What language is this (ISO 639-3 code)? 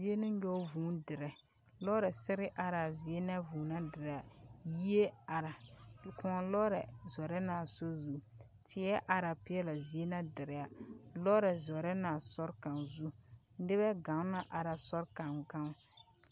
dga